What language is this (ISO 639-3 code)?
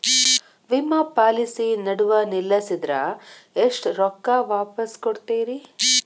kan